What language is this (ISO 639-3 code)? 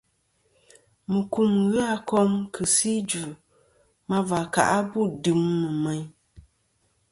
bkm